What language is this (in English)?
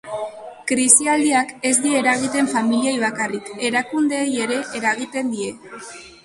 Basque